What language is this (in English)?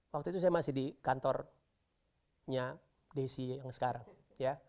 Indonesian